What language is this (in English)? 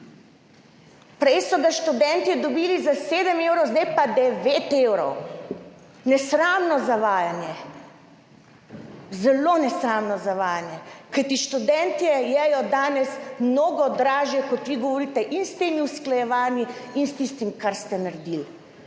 Slovenian